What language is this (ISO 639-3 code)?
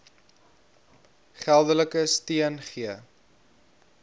afr